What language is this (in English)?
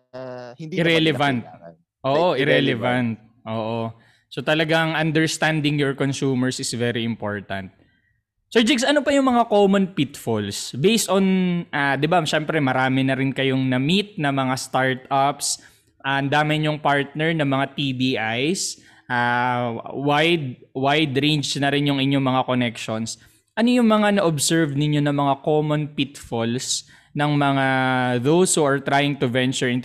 Filipino